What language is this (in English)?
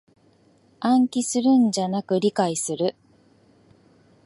Japanese